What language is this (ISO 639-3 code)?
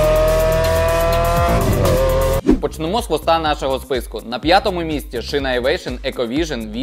ukr